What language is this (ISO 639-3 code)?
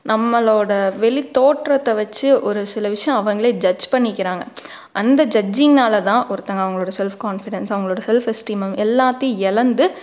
tam